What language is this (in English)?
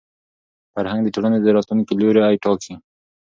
Pashto